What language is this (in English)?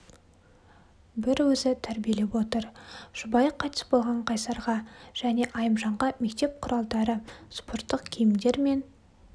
Kazakh